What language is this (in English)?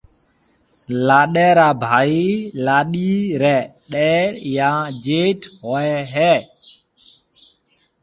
Marwari (Pakistan)